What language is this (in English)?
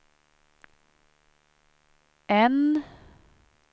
Swedish